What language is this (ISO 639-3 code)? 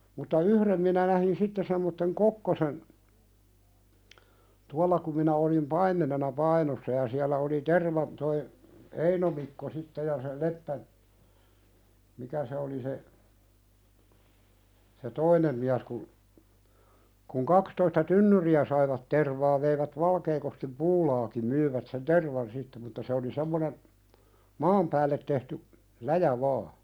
fin